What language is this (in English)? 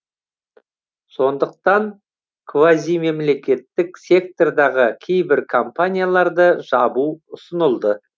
Kazakh